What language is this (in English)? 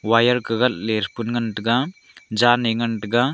Wancho Naga